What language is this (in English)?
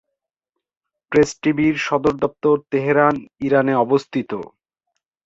Bangla